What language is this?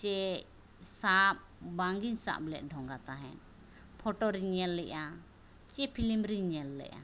Santali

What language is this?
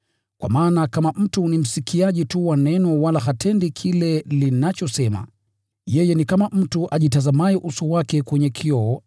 Swahili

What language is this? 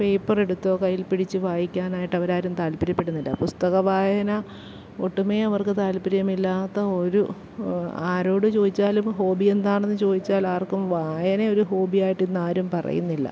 Malayalam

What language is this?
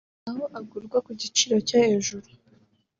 Kinyarwanda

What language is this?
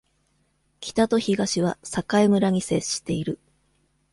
Japanese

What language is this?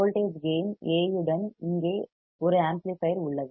Tamil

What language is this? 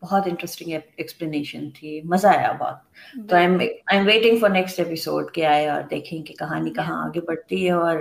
Urdu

